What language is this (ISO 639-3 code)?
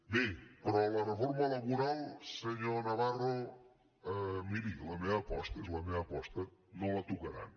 cat